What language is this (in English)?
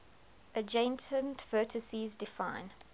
English